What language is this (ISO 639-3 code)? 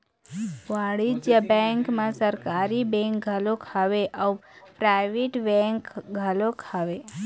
hne